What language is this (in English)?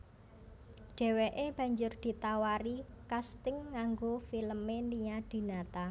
Javanese